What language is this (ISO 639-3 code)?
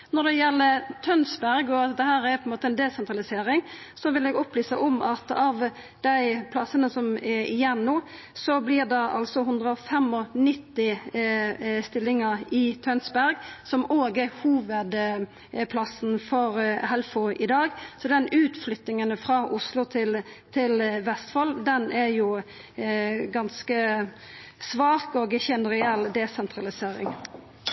nor